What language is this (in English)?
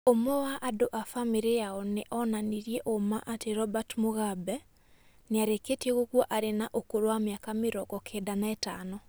Kikuyu